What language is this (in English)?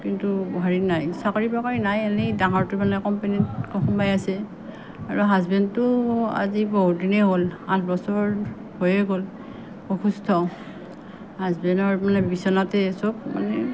Assamese